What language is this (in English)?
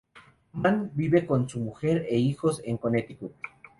Spanish